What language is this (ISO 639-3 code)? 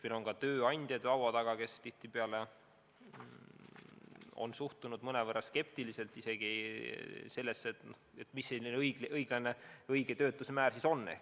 est